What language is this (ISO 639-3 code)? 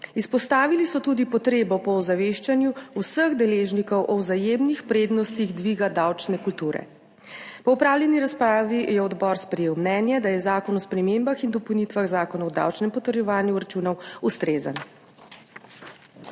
slv